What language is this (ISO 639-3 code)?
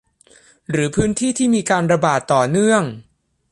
tha